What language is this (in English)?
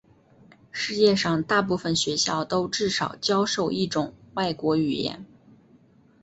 Chinese